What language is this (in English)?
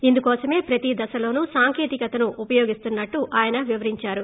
Telugu